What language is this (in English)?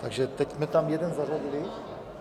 Czech